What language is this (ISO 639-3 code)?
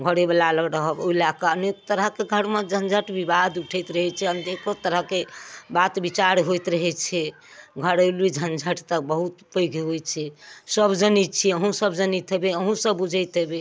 mai